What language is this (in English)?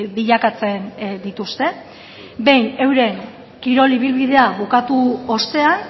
Basque